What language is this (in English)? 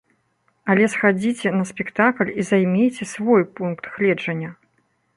Belarusian